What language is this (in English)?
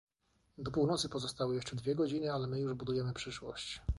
Polish